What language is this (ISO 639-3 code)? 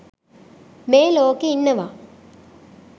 sin